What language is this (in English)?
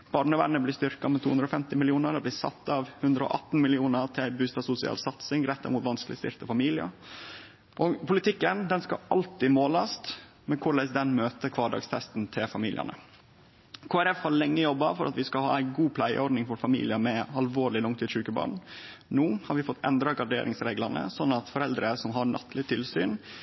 Norwegian Nynorsk